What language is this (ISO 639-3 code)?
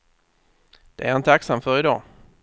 swe